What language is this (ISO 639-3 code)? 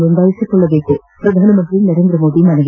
kan